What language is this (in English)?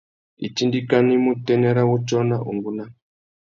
Tuki